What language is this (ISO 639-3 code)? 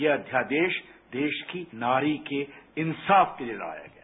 hin